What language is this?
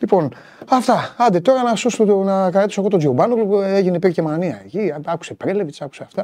Greek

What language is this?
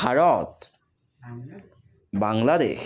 Assamese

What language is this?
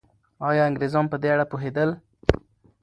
Pashto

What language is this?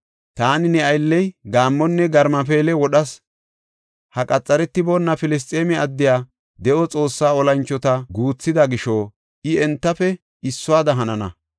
Gofa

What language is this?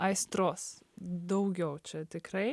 Lithuanian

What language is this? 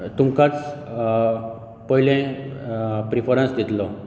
Konkani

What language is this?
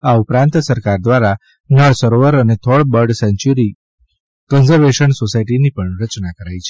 Gujarati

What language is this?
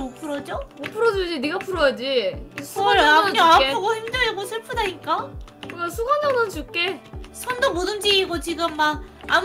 Korean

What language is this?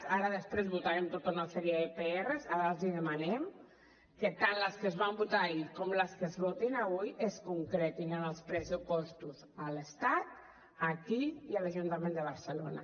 Catalan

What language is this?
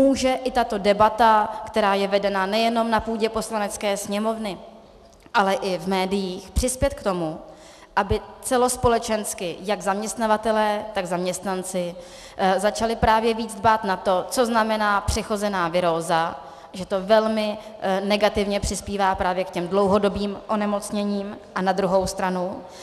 Czech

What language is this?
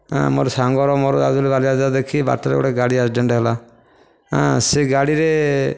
Odia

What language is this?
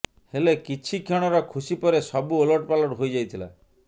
Odia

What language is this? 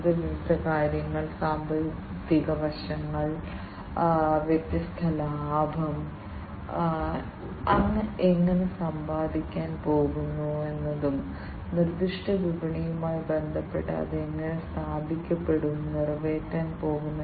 Malayalam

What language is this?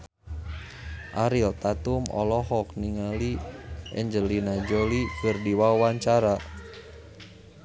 Sundanese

